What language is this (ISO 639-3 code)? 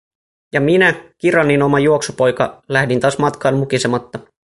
fin